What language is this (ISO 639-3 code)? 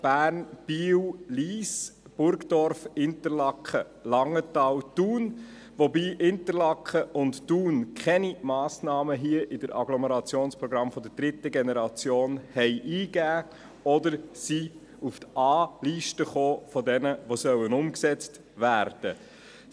gsw